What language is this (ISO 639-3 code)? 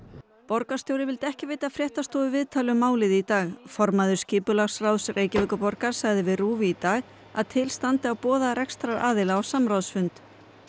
isl